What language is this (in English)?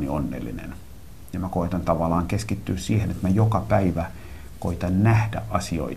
Finnish